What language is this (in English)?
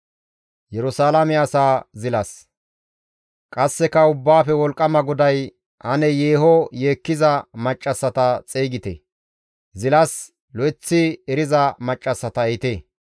Gamo